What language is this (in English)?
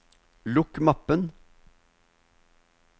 Norwegian